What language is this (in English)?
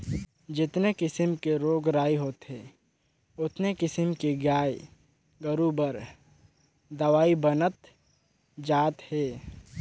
Chhattisgarhi